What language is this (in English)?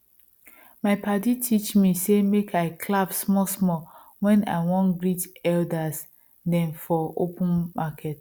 Nigerian Pidgin